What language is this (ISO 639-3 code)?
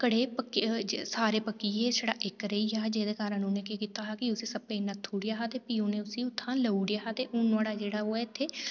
doi